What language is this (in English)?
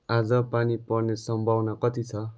Nepali